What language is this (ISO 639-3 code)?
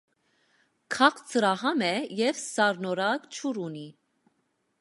hye